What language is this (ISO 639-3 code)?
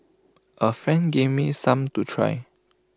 eng